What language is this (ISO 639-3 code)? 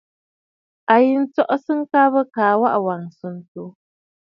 bfd